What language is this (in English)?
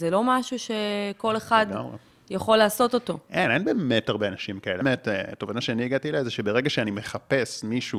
Hebrew